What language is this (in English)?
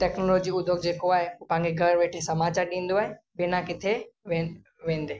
Sindhi